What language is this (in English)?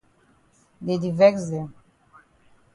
Cameroon Pidgin